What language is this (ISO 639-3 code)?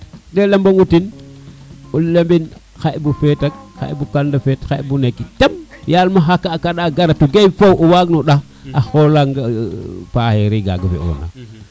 srr